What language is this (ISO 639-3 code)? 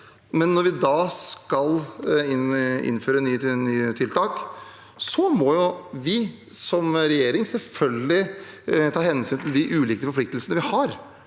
nor